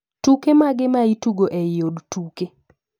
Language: Luo (Kenya and Tanzania)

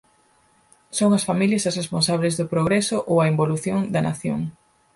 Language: Galician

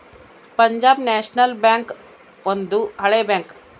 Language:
Kannada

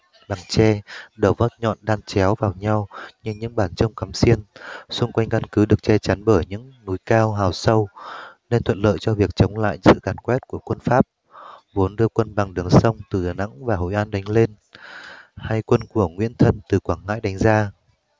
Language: Vietnamese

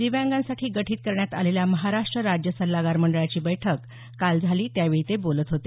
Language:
Marathi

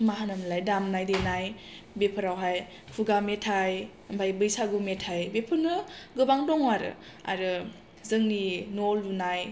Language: Bodo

